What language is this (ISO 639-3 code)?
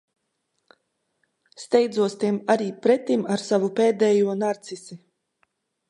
lav